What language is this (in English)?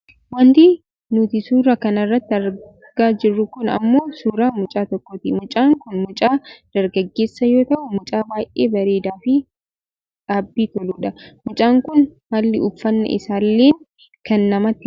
Oromo